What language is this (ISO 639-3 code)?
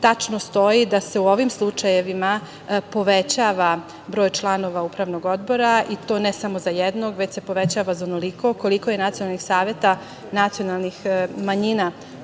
srp